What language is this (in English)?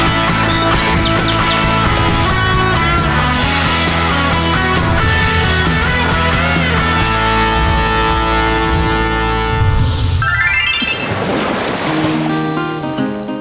Thai